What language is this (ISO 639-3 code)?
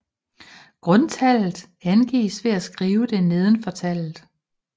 dan